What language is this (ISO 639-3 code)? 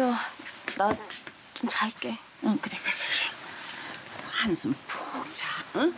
kor